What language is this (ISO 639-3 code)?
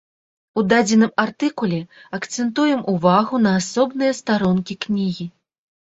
bel